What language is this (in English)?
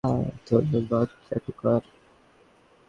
Bangla